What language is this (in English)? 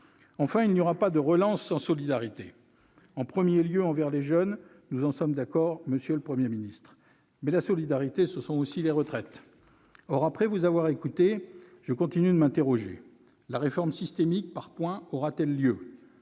French